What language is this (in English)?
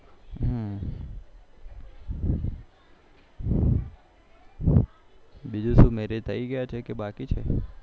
Gujarati